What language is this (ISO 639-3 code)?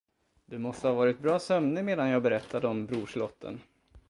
swe